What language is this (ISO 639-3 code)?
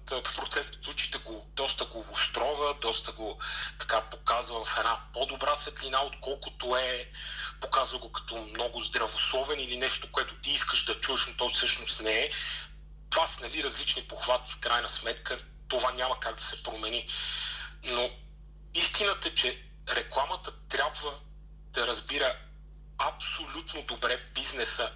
bul